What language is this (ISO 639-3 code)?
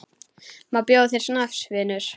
isl